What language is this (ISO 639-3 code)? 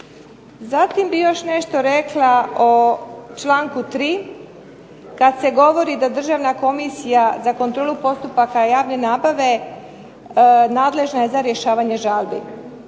hrv